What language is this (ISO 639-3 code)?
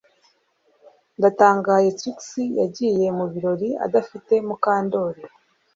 kin